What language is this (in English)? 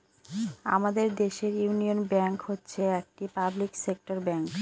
Bangla